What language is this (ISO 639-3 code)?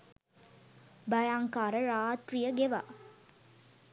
sin